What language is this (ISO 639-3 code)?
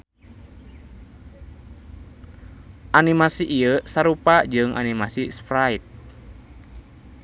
sun